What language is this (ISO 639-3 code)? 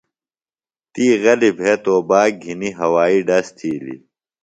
phl